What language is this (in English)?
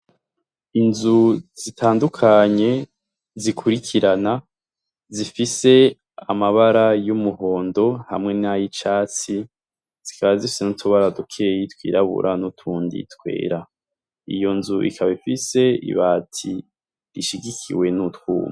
Rundi